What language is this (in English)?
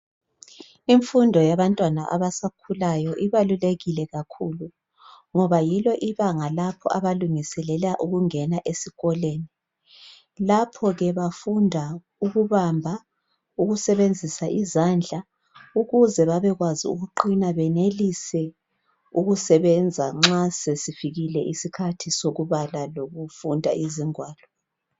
North Ndebele